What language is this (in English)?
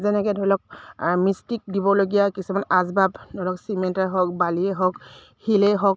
Assamese